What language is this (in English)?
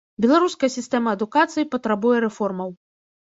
Belarusian